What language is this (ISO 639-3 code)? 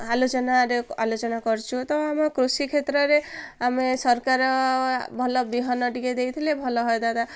ori